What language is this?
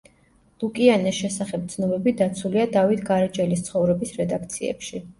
Georgian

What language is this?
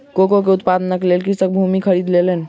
Maithili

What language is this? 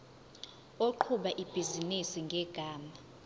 Zulu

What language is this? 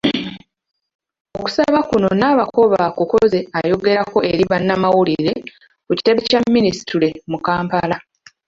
Ganda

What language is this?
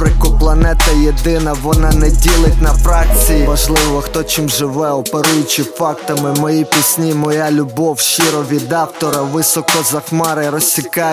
Ukrainian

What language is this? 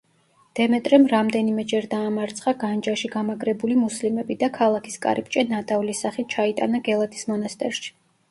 Georgian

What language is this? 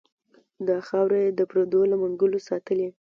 Pashto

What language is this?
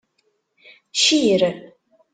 Kabyle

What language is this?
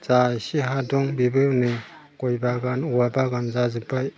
Bodo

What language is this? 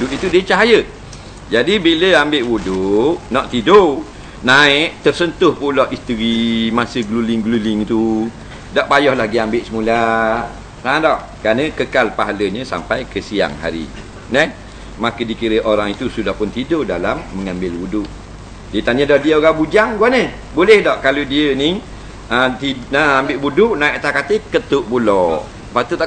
Malay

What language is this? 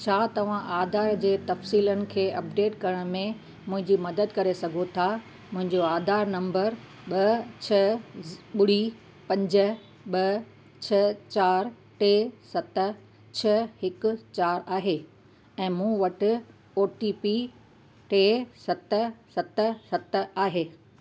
Sindhi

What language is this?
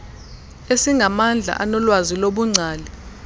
Xhosa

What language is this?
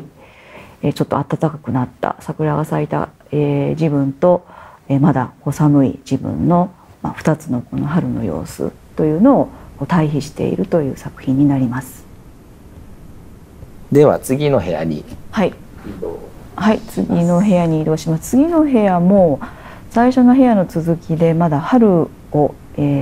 Japanese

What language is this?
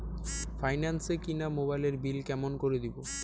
Bangla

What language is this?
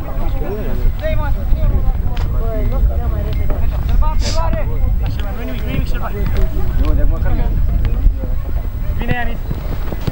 Romanian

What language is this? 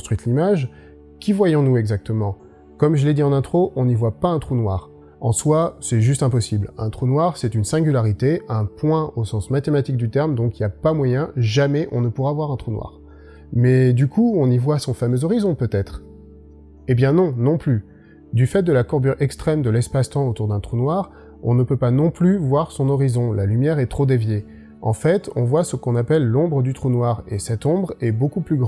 French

